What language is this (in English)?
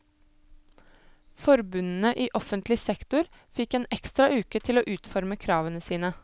Norwegian